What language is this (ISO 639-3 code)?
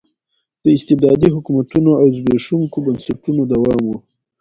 pus